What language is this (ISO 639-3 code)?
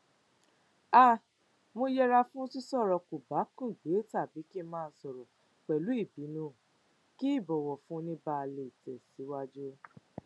yor